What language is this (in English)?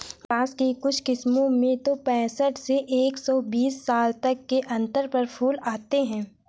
Hindi